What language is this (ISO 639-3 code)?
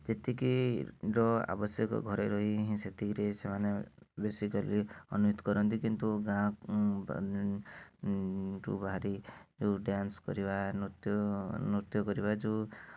ori